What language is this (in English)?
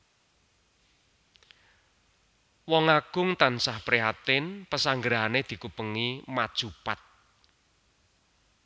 Javanese